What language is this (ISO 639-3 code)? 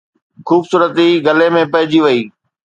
snd